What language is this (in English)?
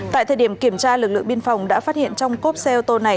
Vietnamese